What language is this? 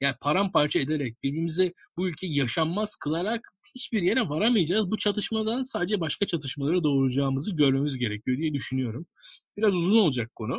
Turkish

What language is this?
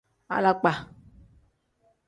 Tem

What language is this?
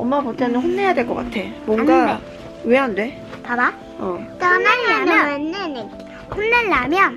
Korean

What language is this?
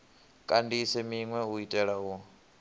Venda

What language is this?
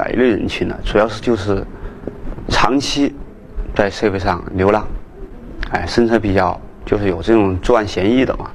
Chinese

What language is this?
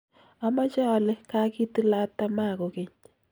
Kalenjin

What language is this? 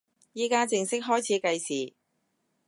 Cantonese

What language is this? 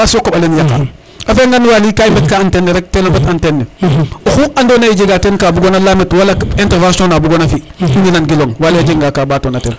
Serer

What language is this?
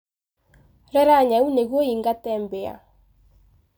Kikuyu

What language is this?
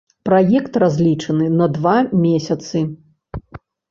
Belarusian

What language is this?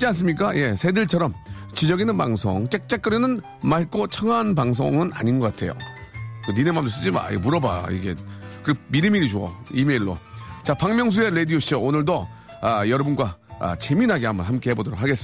Korean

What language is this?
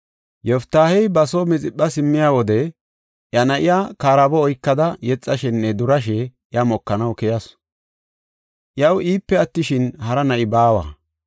Gofa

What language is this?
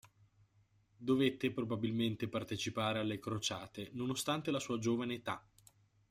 Italian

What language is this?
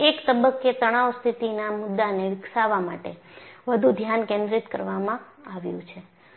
Gujarati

